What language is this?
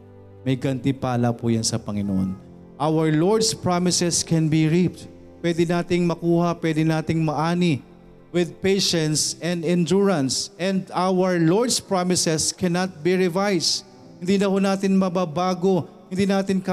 Filipino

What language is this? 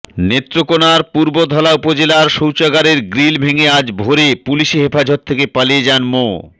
Bangla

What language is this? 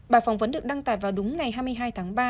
Vietnamese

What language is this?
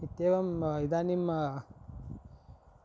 Sanskrit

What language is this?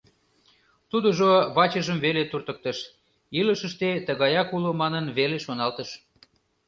Mari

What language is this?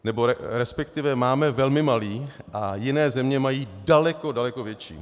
Czech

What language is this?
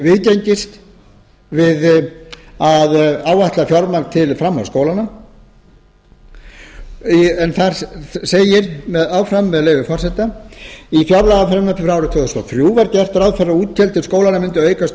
Icelandic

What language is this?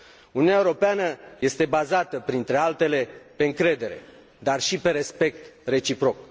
Romanian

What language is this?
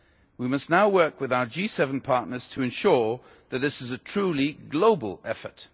English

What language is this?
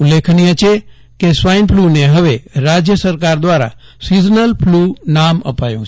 Gujarati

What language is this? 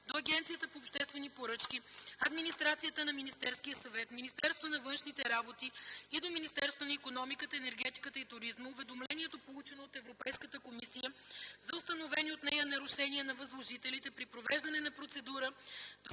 Bulgarian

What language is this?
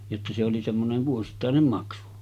Finnish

